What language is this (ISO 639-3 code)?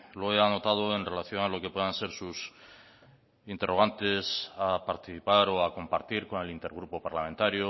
spa